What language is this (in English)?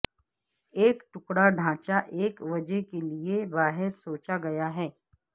Urdu